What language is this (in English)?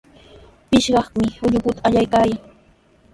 Sihuas Ancash Quechua